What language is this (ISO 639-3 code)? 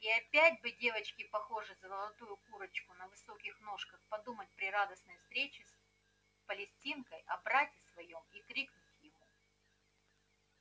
rus